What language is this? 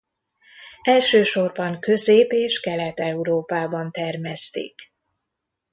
Hungarian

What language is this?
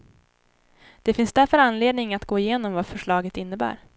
Swedish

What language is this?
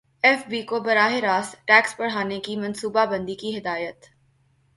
Urdu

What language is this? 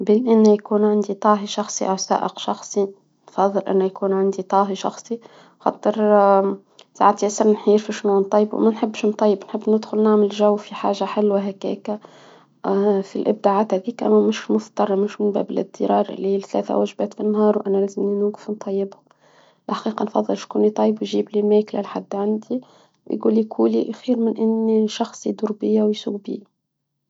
Tunisian Arabic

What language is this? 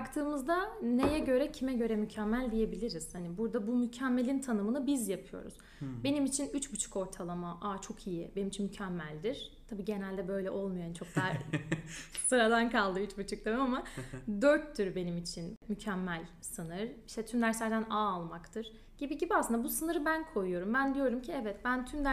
Turkish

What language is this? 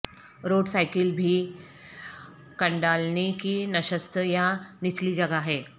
Urdu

